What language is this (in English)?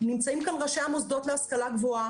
Hebrew